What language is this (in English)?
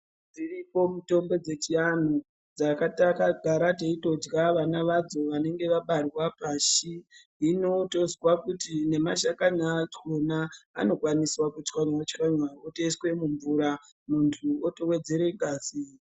Ndau